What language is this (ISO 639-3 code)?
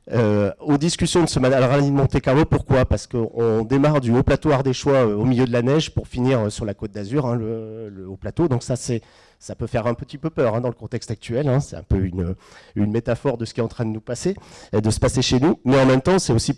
fra